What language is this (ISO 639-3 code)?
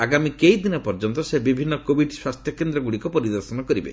ori